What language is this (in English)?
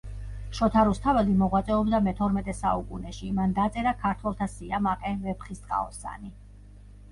Georgian